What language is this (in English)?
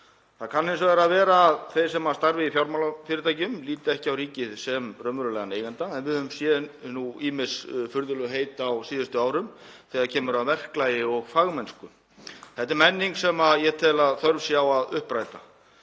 Icelandic